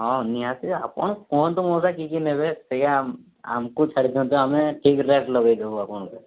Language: Odia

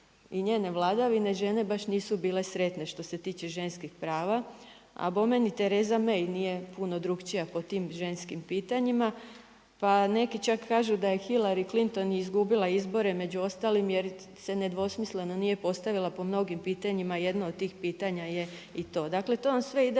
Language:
Croatian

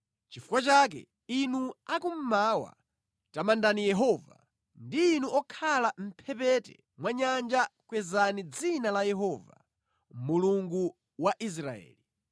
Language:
Nyanja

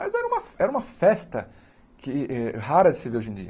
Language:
Portuguese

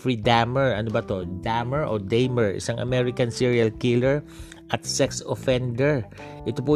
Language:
Filipino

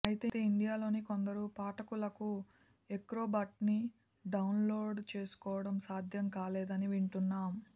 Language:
Telugu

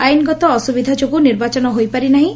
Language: Odia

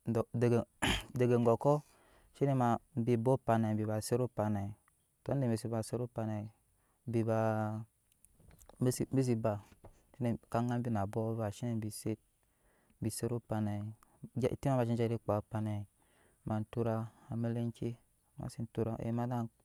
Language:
Nyankpa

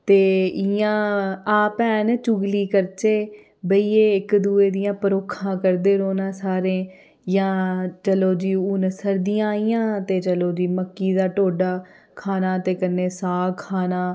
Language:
Dogri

